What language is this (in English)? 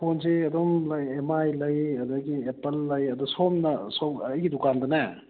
Manipuri